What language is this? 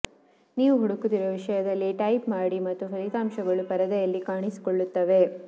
Kannada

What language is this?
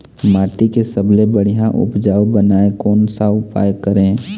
Chhattisgarhi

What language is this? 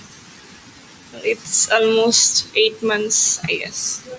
Assamese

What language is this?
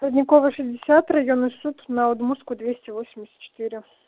Russian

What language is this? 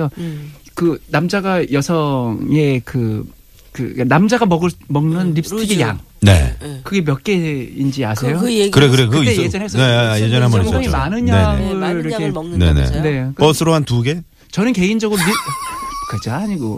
Korean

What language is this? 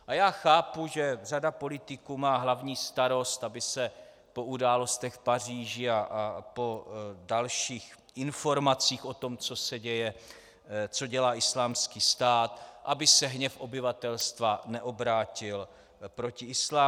Czech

